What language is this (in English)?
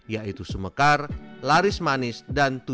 Indonesian